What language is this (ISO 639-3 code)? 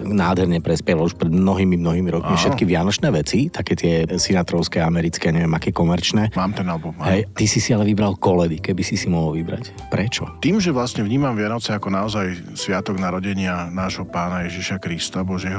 slk